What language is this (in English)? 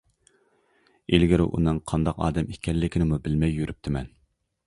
Uyghur